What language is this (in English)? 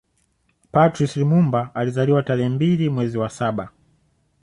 Swahili